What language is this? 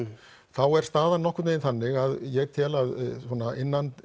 Icelandic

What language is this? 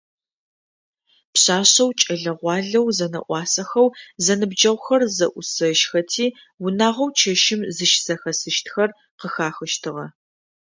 Adyghe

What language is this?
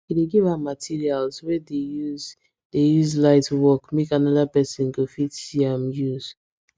Nigerian Pidgin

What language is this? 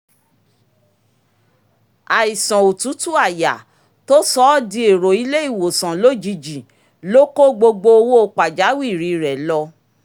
Yoruba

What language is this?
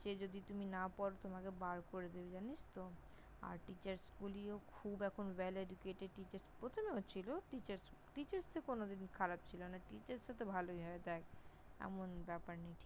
Bangla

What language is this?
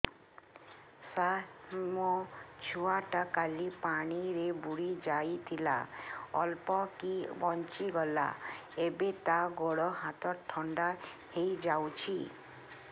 Odia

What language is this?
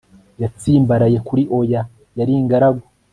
Kinyarwanda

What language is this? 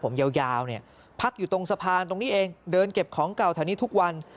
Thai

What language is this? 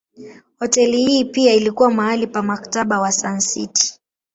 Swahili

